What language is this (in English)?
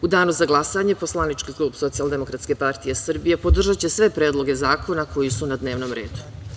Serbian